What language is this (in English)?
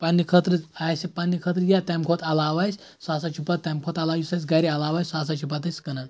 Kashmiri